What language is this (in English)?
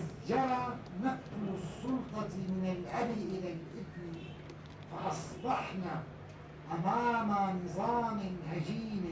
Arabic